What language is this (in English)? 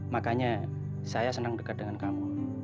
Indonesian